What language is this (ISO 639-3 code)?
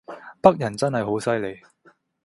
yue